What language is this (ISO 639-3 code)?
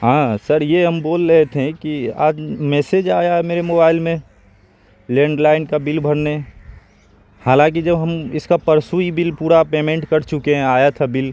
urd